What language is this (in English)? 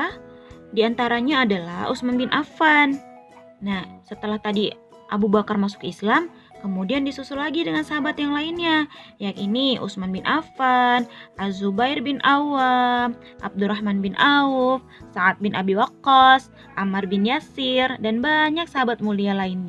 Indonesian